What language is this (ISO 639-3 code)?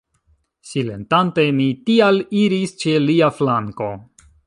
epo